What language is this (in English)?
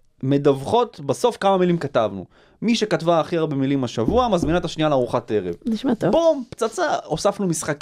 Hebrew